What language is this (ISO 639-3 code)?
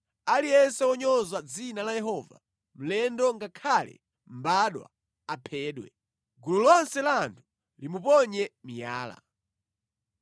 nya